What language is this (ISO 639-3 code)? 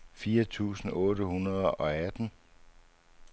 dan